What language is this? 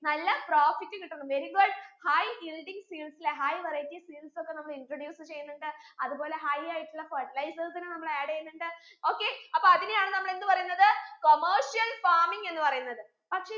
Malayalam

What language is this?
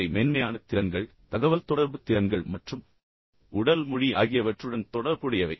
Tamil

